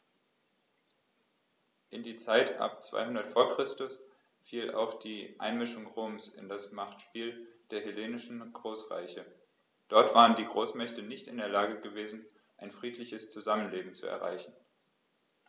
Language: German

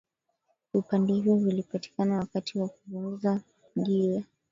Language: Swahili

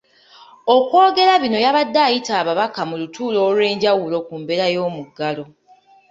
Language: Ganda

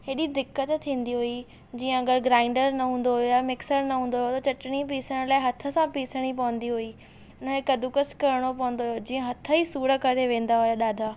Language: Sindhi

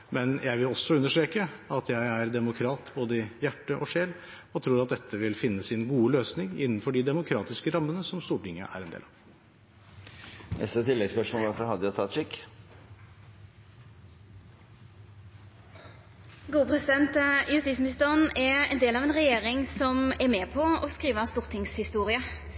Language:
Norwegian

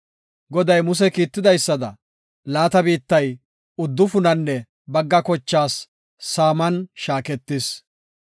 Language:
Gofa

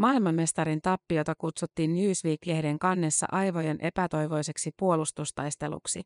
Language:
Finnish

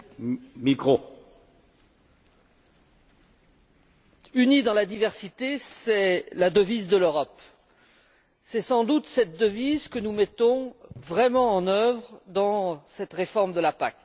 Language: French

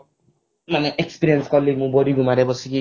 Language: Odia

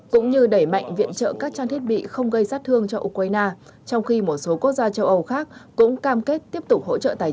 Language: Vietnamese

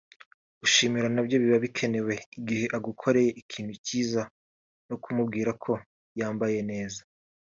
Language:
Kinyarwanda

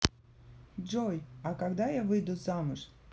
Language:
Russian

